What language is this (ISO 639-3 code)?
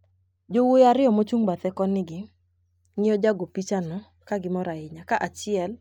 luo